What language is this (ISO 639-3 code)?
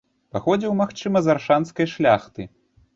bel